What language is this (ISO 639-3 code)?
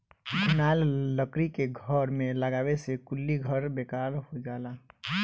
bho